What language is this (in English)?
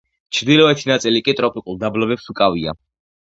Georgian